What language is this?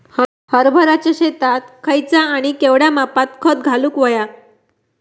Marathi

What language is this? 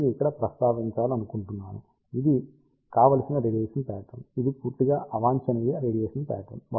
Telugu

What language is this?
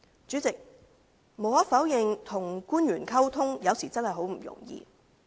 Cantonese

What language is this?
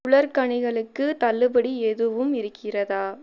Tamil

